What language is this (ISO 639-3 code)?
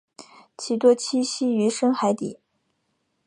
zho